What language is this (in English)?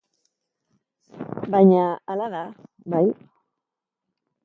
Basque